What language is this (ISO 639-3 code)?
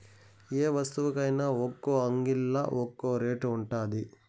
tel